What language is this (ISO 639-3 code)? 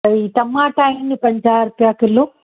snd